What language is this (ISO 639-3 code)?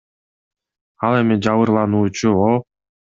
kir